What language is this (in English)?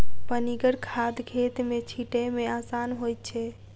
Maithili